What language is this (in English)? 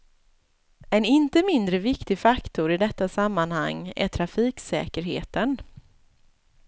Swedish